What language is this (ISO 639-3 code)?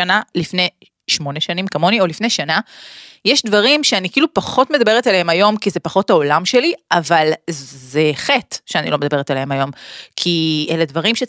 heb